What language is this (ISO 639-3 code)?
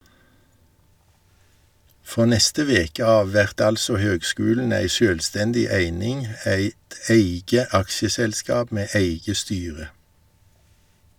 nor